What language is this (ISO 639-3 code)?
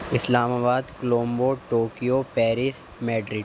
urd